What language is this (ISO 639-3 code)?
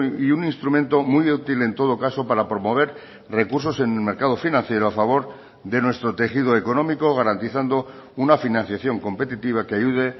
spa